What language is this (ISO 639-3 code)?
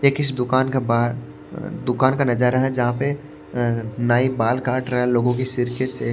hin